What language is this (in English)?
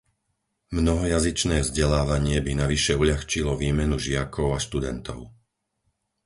Slovak